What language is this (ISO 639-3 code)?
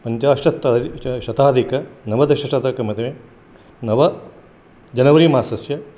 san